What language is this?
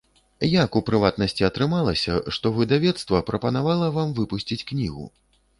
Belarusian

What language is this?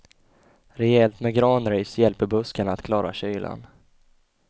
Swedish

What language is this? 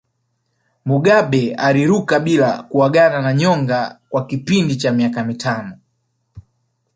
Swahili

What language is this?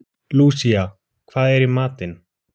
Icelandic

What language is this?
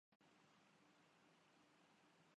Urdu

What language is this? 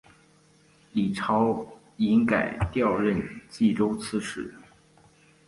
Chinese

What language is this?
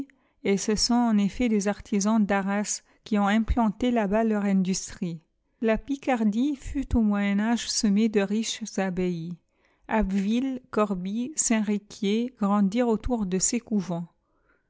French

